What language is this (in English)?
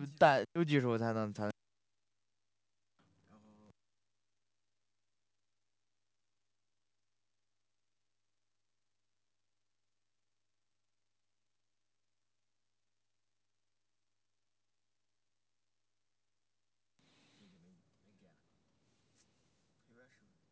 Chinese